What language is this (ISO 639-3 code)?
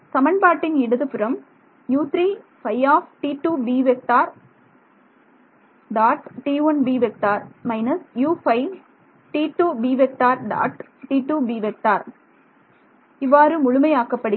tam